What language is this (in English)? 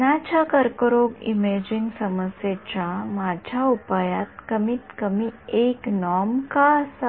Marathi